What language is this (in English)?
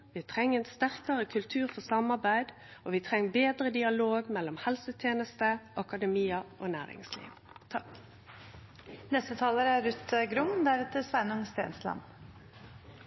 Norwegian